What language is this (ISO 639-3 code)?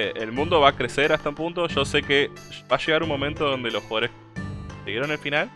spa